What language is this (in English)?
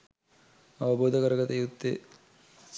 Sinhala